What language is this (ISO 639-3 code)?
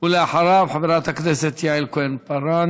heb